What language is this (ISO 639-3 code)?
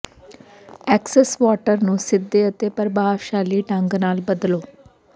pan